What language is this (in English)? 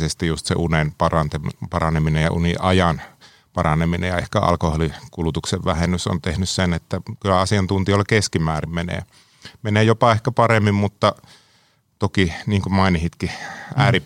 Finnish